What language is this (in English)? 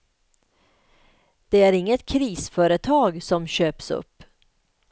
Swedish